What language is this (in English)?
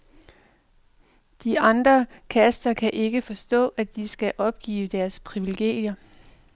Danish